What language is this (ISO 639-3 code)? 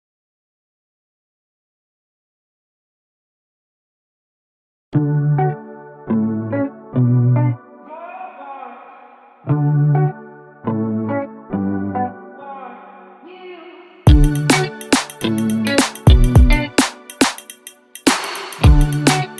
eng